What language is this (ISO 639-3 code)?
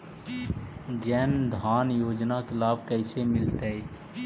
mag